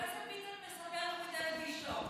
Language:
Hebrew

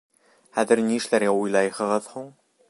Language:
Bashkir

